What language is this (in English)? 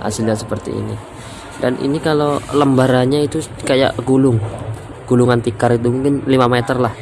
Indonesian